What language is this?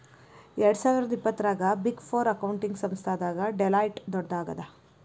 Kannada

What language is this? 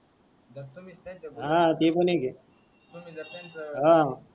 Marathi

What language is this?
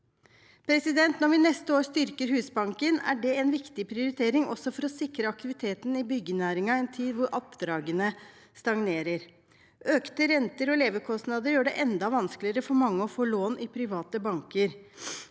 Norwegian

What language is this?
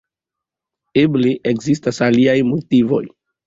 Esperanto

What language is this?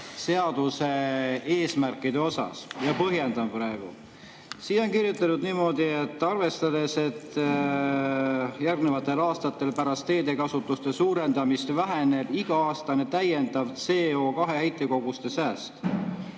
Estonian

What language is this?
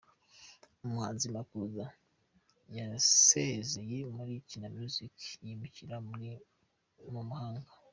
Kinyarwanda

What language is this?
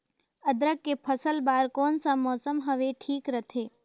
Chhattisgarhi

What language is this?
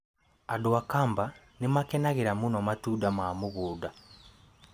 Kikuyu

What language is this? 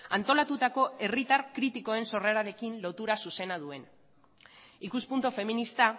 Basque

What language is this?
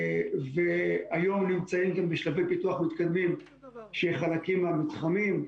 Hebrew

